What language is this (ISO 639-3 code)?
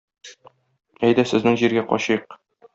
tat